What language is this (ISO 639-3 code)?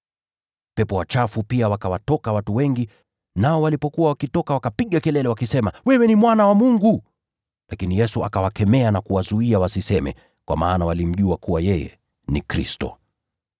swa